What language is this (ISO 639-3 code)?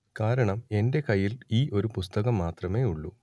mal